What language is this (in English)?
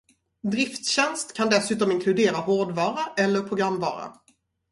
Swedish